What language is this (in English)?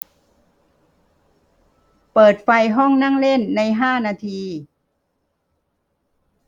Thai